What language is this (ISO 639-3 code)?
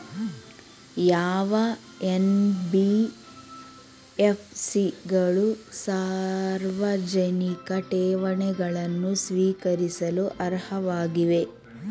kan